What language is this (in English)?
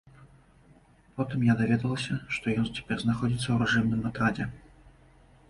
Belarusian